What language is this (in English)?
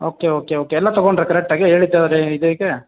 Kannada